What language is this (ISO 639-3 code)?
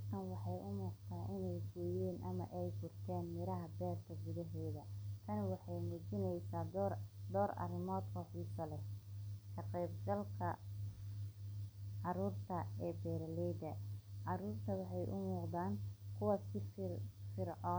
som